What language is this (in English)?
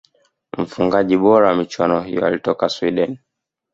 Swahili